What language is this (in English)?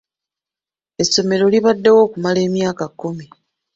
Ganda